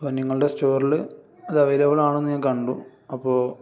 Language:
Malayalam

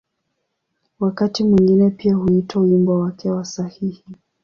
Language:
Swahili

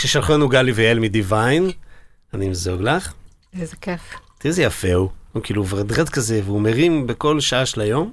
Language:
Hebrew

